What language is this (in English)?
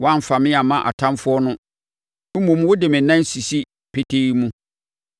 Akan